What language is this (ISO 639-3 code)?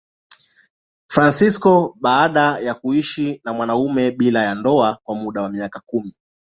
swa